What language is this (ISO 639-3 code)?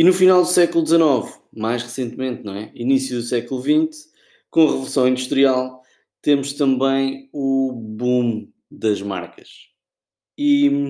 por